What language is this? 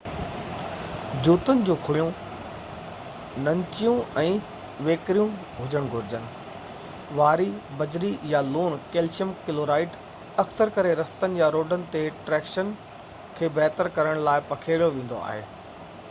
Sindhi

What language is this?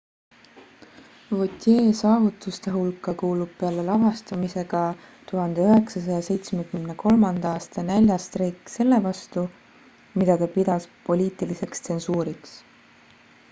Estonian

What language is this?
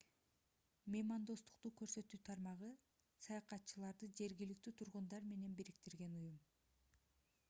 Kyrgyz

